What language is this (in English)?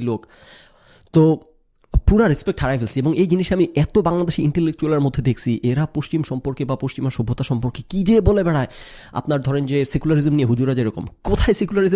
Bangla